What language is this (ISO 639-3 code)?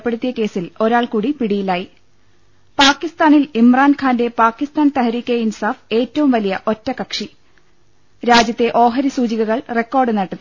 mal